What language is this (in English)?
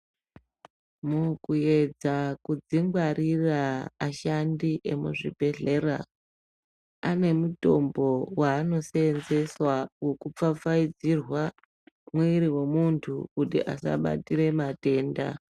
Ndau